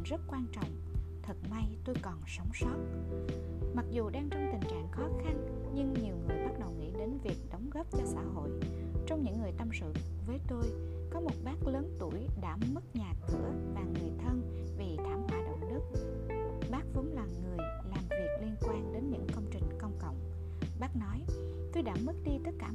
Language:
Vietnamese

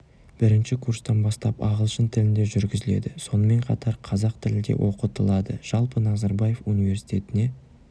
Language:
Kazakh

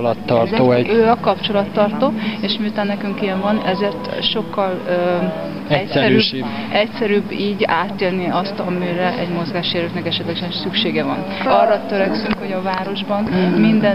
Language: Hungarian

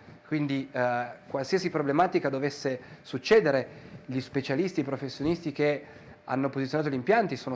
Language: Italian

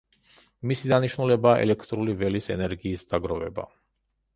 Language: Georgian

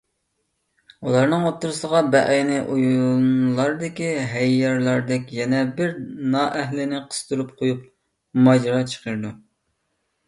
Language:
Uyghur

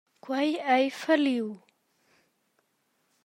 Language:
Romansh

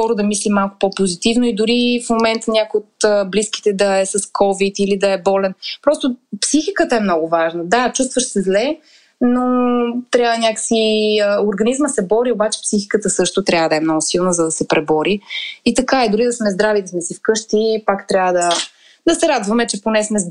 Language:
Bulgarian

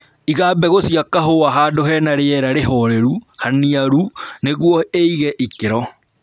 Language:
Kikuyu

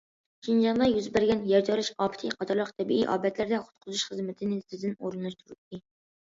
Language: Uyghur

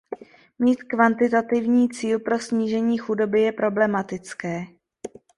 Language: Czech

